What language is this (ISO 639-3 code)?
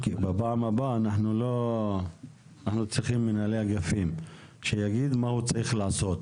heb